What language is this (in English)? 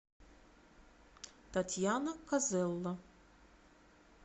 Russian